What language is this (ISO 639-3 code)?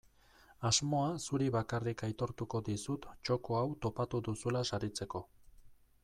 eus